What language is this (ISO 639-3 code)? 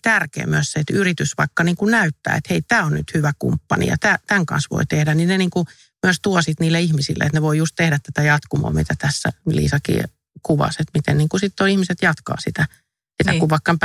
fin